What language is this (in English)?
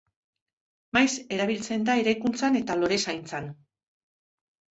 Basque